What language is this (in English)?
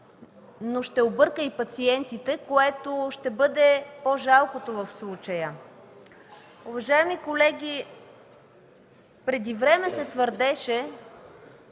Bulgarian